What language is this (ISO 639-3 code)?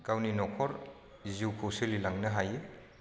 brx